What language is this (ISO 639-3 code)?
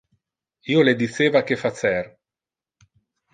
ina